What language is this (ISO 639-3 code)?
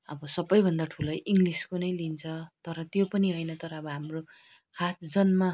nep